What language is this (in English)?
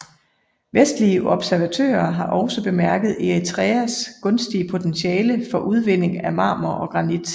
Danish